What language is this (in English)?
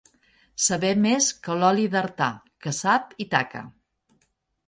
Catalan